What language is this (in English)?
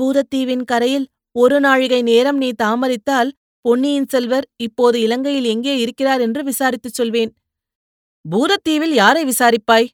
Tamil